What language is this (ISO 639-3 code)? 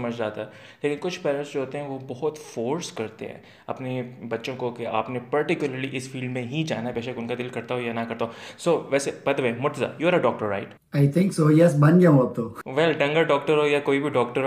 urd